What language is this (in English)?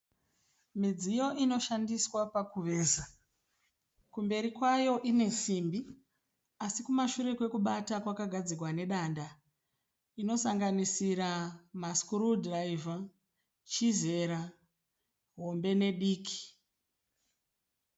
Shona